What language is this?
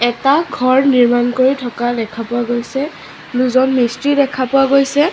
Assamese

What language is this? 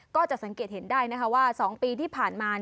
Thai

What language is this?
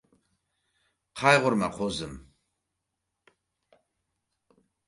Uzbek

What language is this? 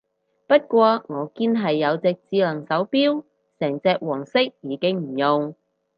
Cantonese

